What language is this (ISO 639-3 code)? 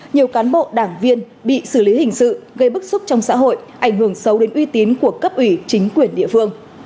vie